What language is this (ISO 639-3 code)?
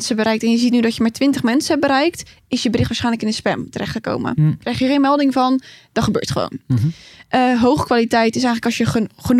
nld